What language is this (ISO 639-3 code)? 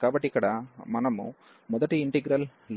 tel